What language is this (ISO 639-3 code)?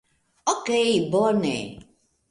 epo